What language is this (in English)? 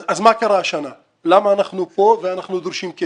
Hebrew